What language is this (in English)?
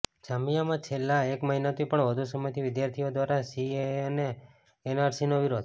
Gujarati